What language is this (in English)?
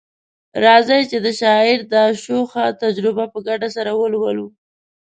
Pashto